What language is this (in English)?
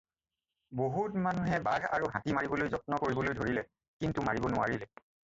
Assamese